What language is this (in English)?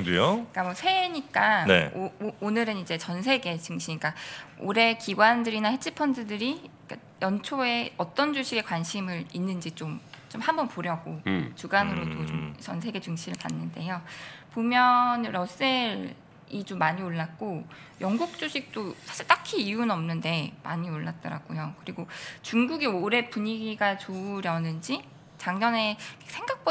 Korean